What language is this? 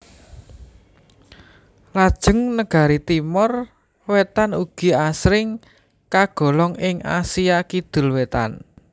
Javanese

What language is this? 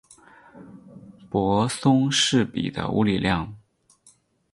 Chinese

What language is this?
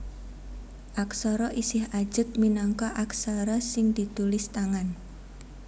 Javanese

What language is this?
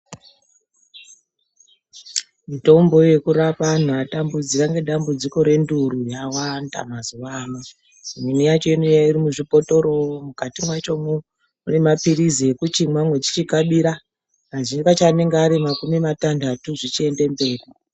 Ndau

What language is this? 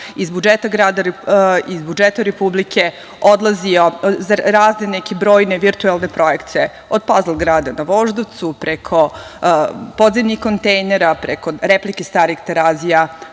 Serbian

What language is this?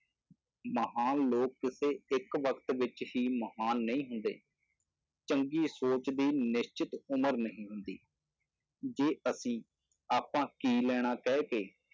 Punjabi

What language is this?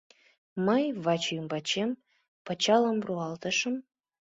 Mari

